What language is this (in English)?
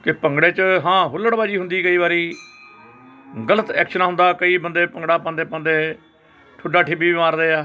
Punjabi